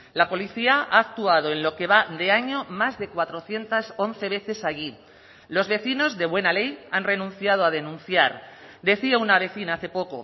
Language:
Spanish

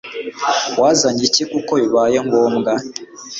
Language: Kinyarwanda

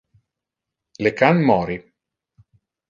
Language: Interlingua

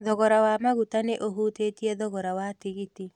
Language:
Kikuyu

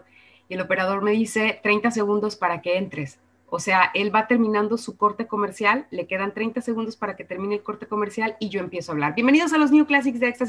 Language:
Spanish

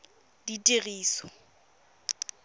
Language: Tswana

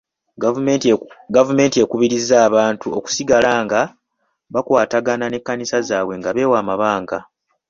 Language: Ganda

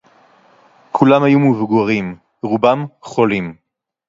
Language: Hebrew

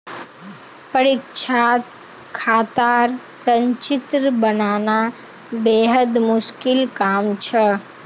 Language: Magahi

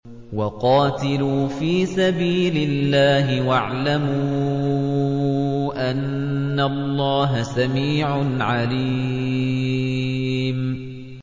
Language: Arabic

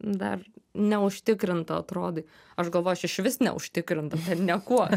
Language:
Lithuanian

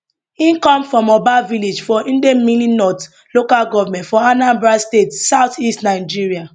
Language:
Nigerian Pidgin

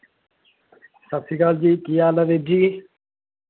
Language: Punjabi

